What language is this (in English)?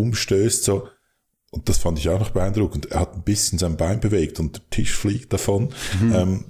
German